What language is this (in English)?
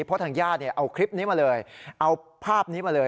Thai